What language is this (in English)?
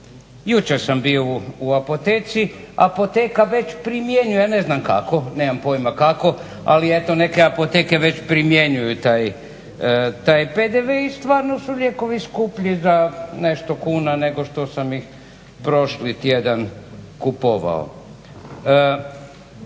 Croatian